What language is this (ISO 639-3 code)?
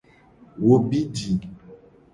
gej